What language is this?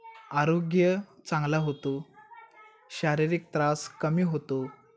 Marathi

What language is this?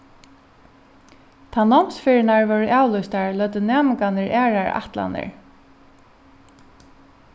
Faroese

